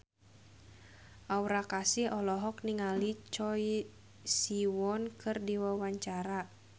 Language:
Sundanese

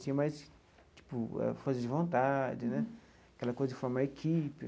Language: Portuguese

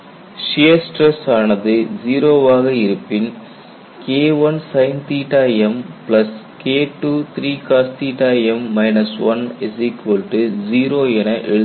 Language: Tamil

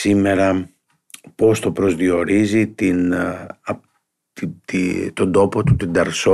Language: Greek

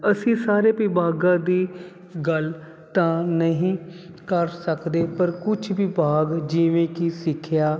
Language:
Punjabi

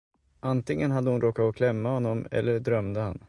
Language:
Swedish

